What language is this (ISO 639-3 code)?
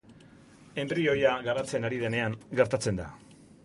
eus